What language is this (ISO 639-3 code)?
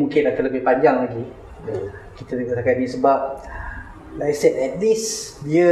msa